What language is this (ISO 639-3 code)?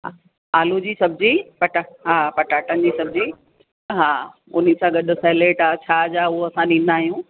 snd